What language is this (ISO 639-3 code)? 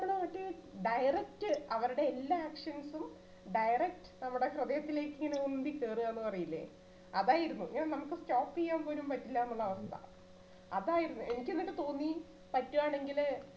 mal